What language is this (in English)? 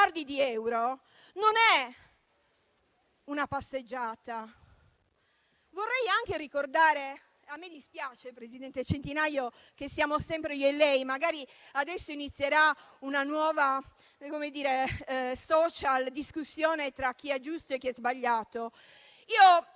Italian